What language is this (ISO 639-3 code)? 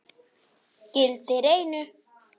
isl